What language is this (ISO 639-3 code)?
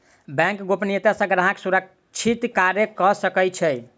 mai